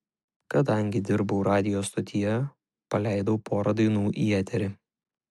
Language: Lithuanian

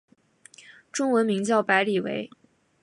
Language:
Chinese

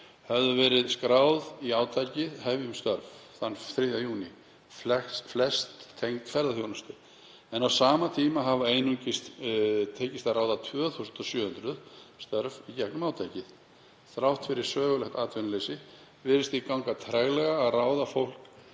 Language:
Icelandic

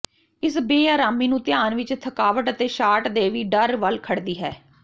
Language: Punjabi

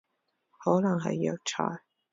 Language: Cantonese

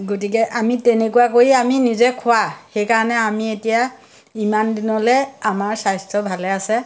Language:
Assamese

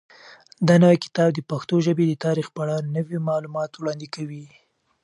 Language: Pashto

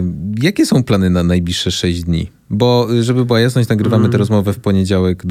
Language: Polish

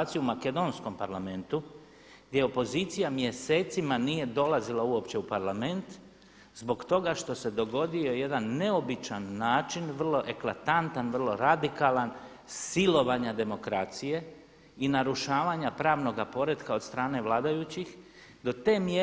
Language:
Croatian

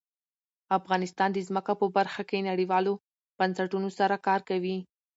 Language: Pashto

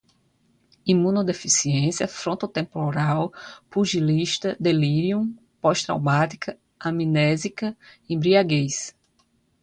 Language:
Portuguese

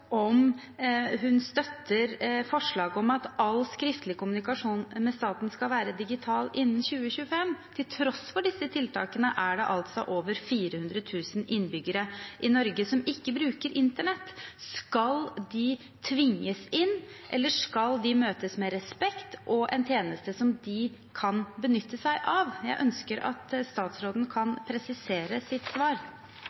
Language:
Norwegian Bokmål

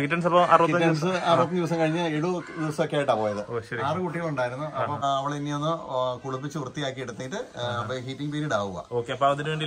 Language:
Malayalam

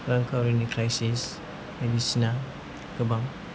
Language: Bodo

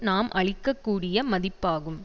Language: Tamil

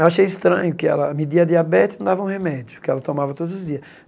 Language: Portuguese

